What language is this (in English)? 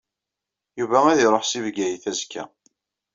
Kabyle